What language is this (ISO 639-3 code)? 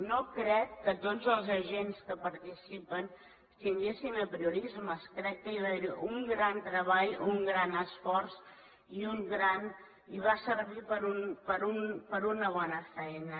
cat